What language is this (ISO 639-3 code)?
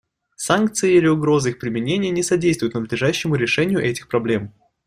rus